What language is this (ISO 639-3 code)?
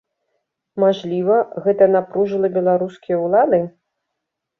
bel